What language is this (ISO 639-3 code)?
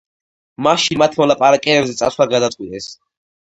kat